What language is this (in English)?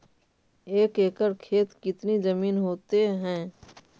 Magahi